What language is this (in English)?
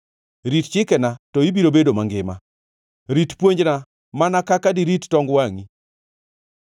Luo (Kenya and Tanzania)